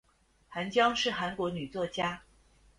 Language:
Chinese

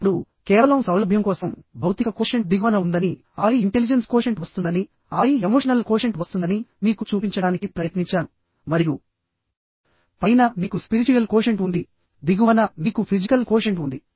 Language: Telugu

